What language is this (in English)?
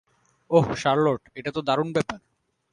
Bangla